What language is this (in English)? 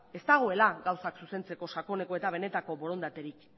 Basque